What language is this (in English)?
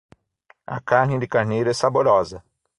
Portuguese